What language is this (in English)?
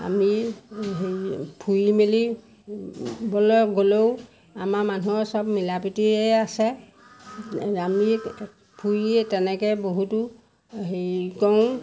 Assamese